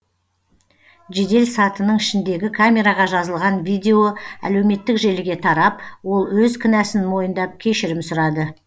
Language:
Kazakh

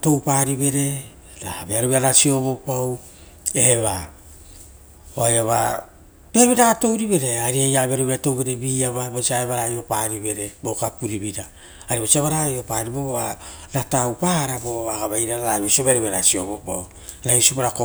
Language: Rotokas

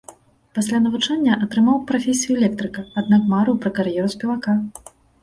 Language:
Belarusian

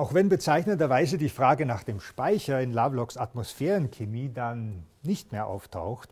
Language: German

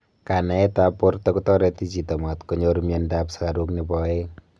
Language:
Kalenjin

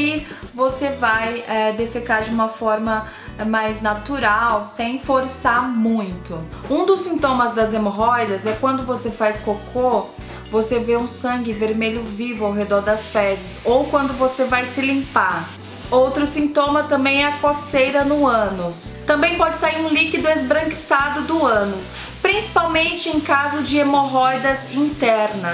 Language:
Portuguese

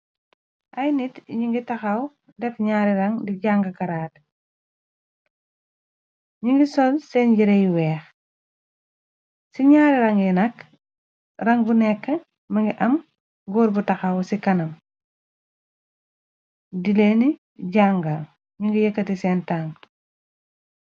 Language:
Wolof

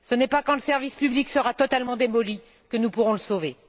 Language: French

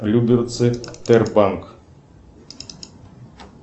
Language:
Russian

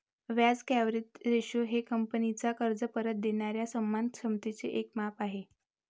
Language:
Marathi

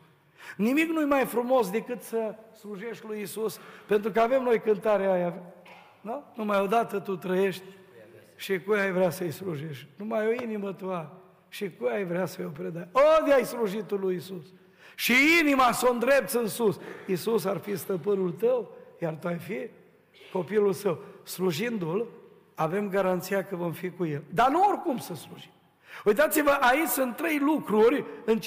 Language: Romanian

